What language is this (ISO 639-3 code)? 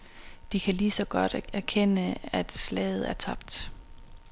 dan